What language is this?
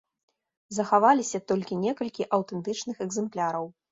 Belarusian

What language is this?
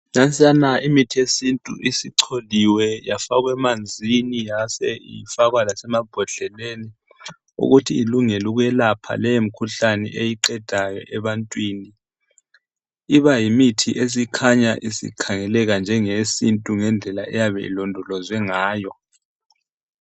North Ndebele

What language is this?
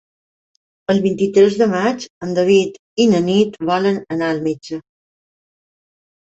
Catalan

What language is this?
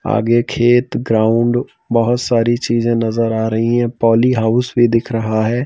Hindi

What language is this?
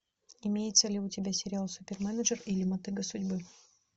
Russian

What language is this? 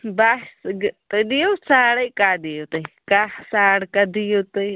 Kashmiri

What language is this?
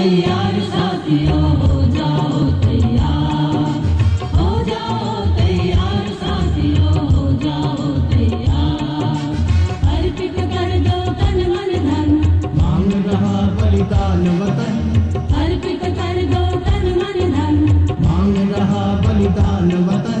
Hindi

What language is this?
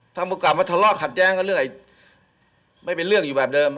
Thai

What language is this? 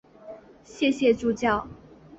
Chinese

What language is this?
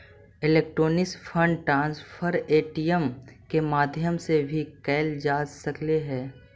Magahi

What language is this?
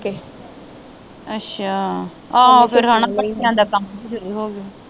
Punjabi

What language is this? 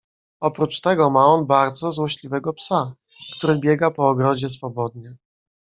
Polish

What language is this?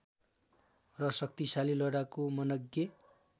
Nepali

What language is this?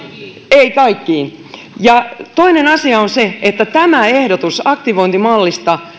Finnish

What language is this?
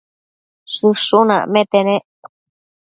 Matsés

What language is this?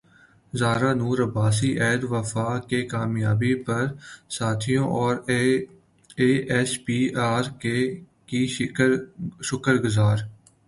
Urdu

